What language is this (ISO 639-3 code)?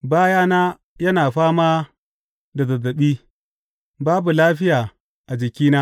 hau